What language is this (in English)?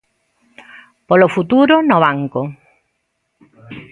Galician